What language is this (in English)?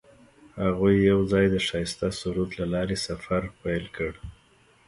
Pashto